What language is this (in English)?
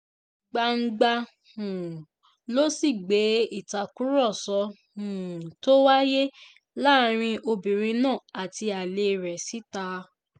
Yoruba